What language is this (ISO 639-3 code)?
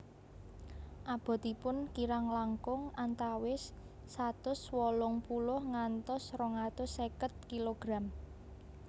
jav